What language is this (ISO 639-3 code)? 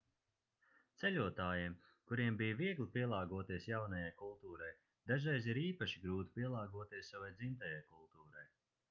lav